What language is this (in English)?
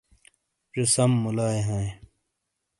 Shina